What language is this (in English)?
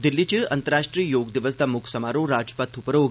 Dogri